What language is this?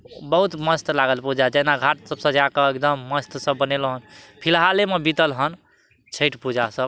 Maithili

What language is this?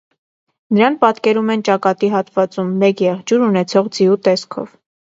Armenian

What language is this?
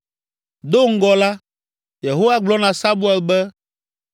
Ewe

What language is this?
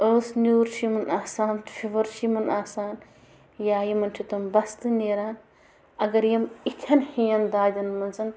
Kashmiri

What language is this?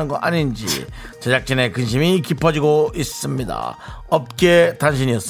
Korean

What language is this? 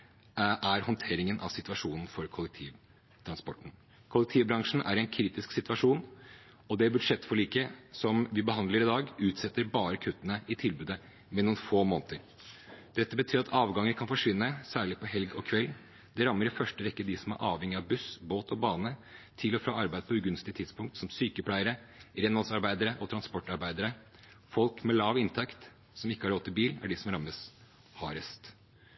Norwegian Bokmål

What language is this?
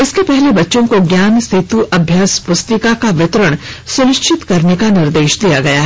Hindi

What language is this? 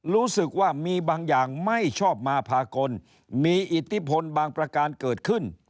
Thai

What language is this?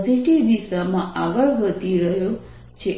Gujarati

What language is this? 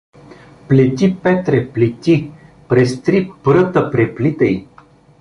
Bulgarian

